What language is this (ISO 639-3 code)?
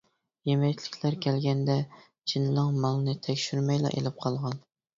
uig